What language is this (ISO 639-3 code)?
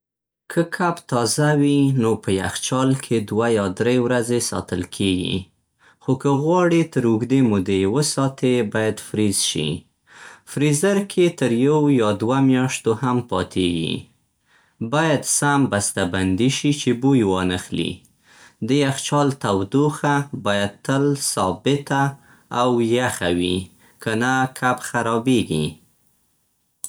pst